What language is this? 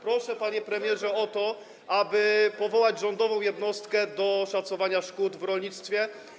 Polish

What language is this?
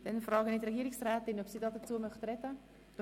Swiss German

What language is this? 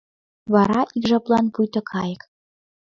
Mari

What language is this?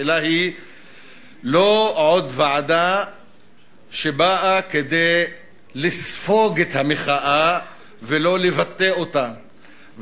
Hebrew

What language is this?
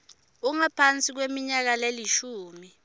Swati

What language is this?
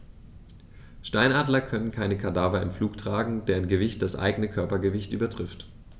German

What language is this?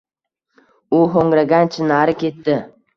Uzbek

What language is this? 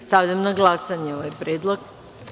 Serbian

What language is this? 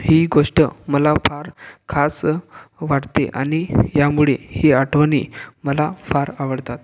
Marathi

